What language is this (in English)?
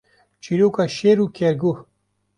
Kurdish